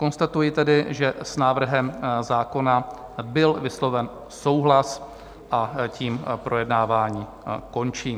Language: Czech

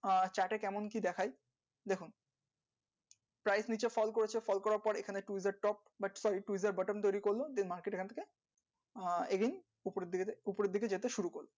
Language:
Bangla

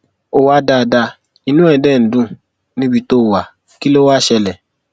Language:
Yoruba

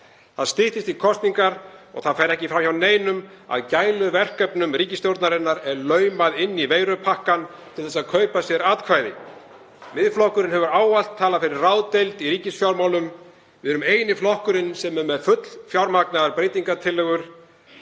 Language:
Icelandic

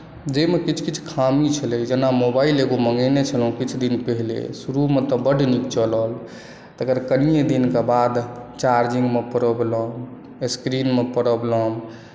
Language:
Maithili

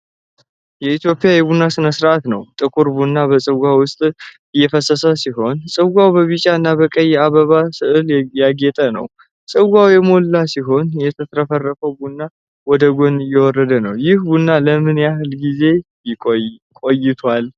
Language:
Amharic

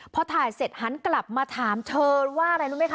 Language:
Thai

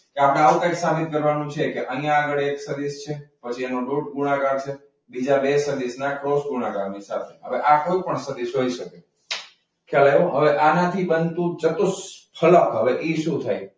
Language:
Gujarati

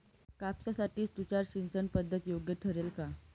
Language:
Marathi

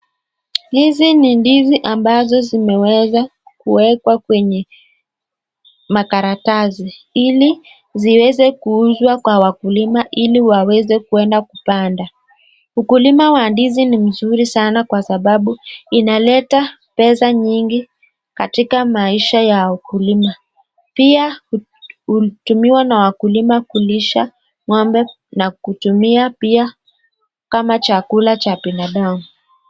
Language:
Swahili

